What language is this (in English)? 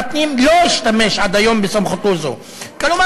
Hebrew